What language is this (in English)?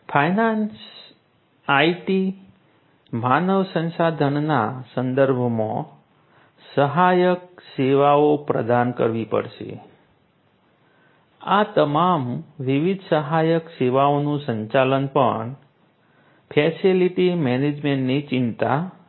Gujarati